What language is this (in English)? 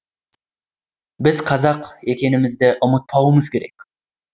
Kazakh